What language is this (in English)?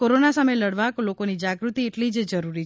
Gujarati